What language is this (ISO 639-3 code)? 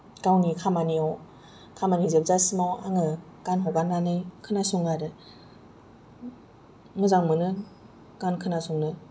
brx